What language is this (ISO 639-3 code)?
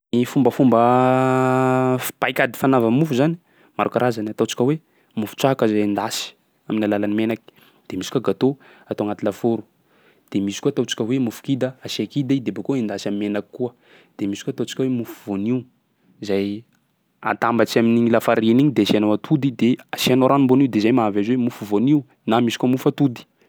skg